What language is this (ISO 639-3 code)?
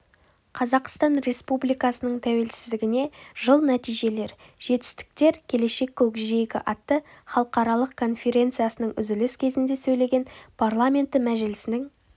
kaz